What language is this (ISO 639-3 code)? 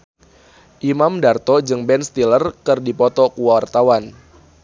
sun